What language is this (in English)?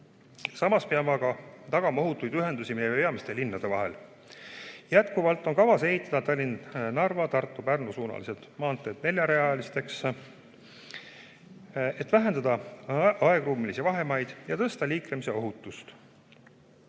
Estonian